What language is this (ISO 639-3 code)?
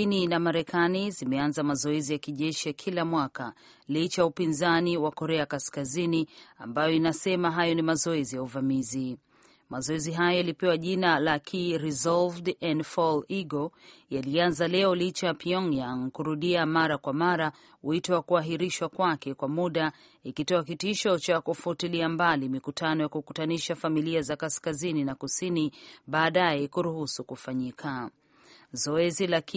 swa